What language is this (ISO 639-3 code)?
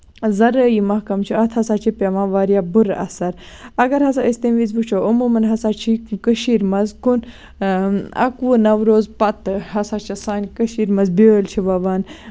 kas